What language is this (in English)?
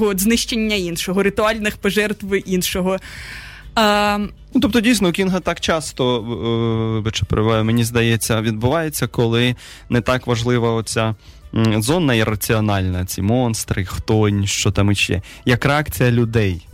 Russian